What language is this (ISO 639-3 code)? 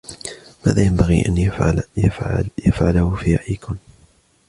ara